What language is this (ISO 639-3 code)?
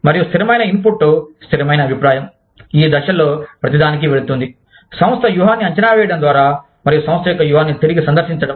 tel